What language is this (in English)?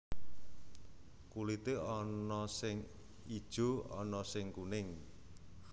Javanese